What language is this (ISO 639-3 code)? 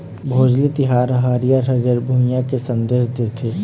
hne